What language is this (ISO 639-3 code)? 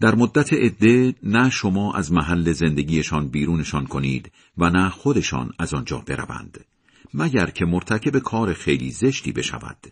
fas